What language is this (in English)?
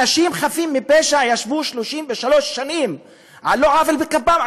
Hebrew